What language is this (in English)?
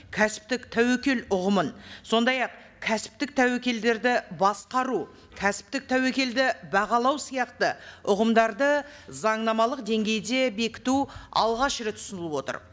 Kazakh